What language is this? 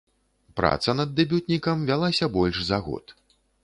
Belarusian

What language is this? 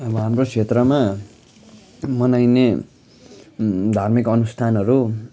Nepali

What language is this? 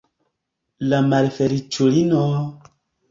Esperanto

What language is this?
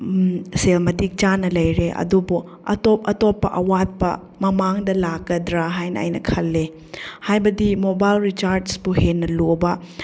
Manipuri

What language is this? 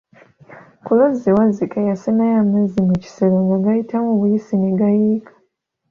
Ganda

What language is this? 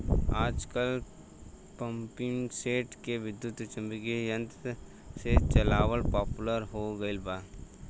Bhojpuri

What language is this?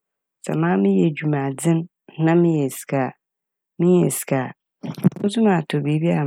Akan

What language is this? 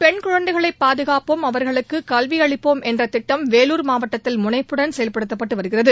Tamil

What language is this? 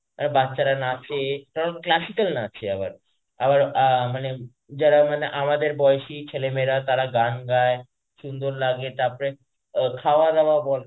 Bangla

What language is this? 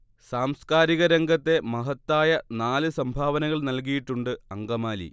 Malayalam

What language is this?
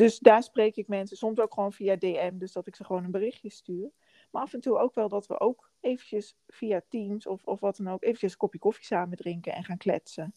Dutch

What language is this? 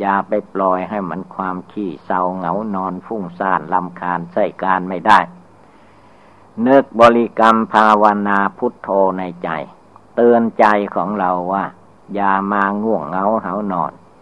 Thai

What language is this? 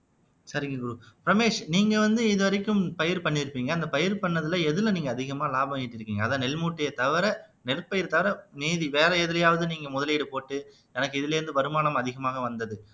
Tamil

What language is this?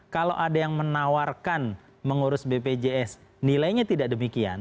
Indonesian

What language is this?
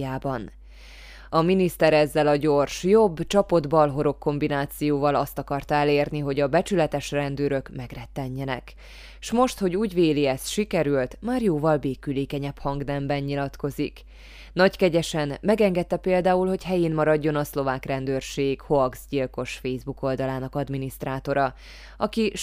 Hungarian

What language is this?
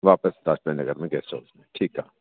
Sindhi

